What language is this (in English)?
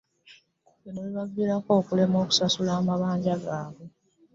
Ganda